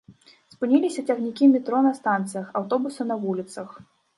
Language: Belarusian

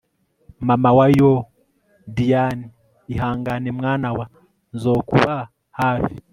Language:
Kinyarwanda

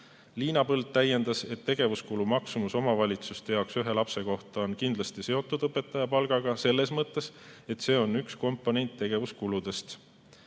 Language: Estonian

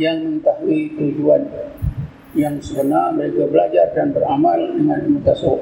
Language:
Malay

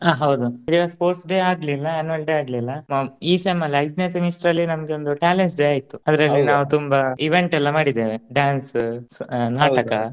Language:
Kannada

